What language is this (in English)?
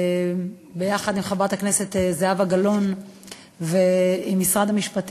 Hebrew